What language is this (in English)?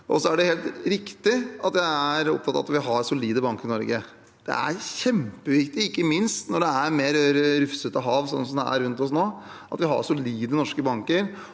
Norwegian